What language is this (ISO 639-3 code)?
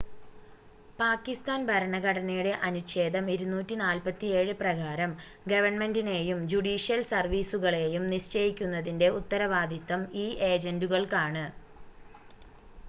mal